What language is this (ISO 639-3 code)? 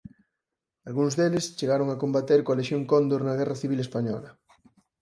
glg